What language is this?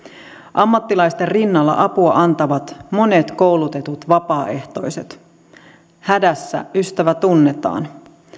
Finnish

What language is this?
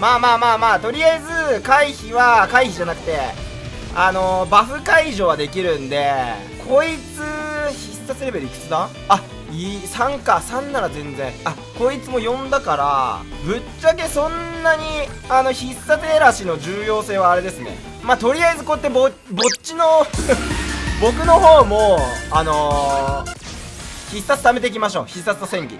Japanese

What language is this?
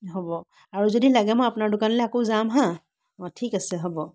Assamese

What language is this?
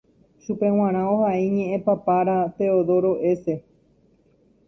Guarani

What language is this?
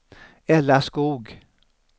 Swedish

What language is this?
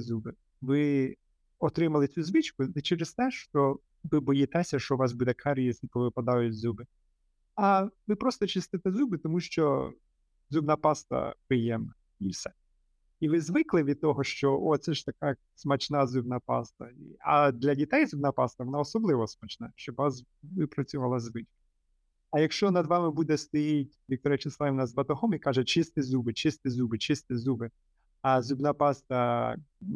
Ukrainian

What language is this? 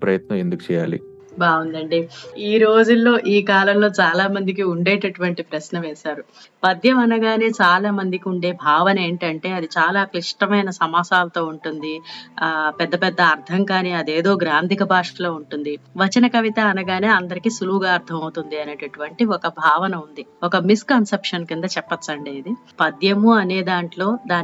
Telugu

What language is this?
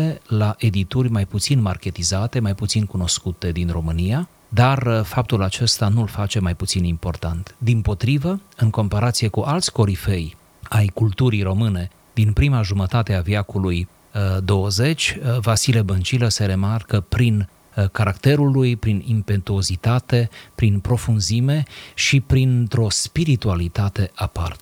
Romanian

